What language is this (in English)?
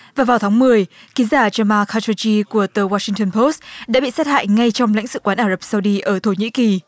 Vietnamese